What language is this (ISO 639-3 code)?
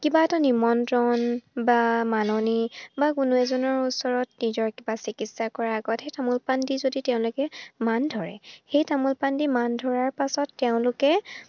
asm